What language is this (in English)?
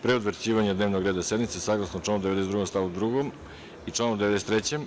Serbian